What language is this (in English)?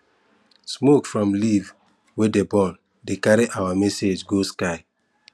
Nigerian Pidgin